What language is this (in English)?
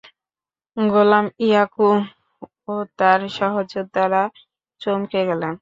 Bangla